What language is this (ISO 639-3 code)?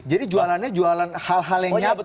ind